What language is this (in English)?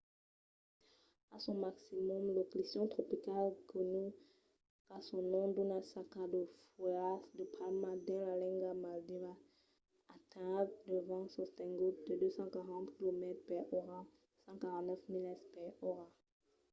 Occitan